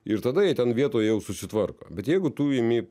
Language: Lithuanian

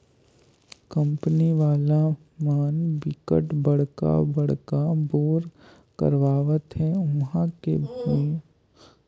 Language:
Chhattisgarhi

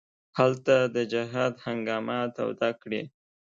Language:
Pashto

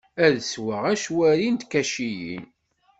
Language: Kabyle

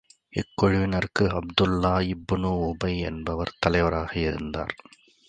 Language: Tamil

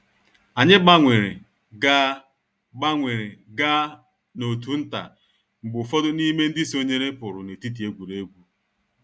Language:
Igbo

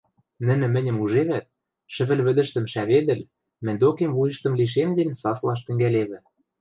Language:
Western Mari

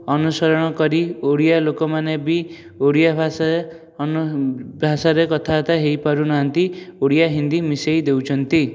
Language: Odia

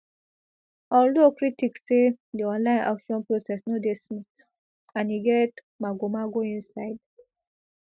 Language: Nigerian Pidgin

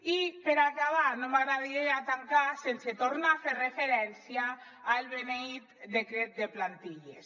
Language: Catalan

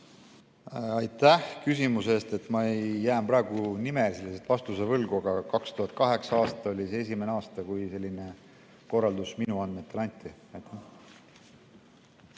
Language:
Estonian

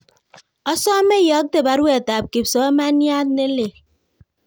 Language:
Kalenjin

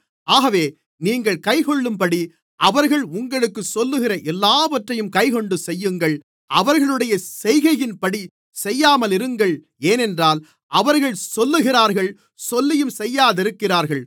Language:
Tamil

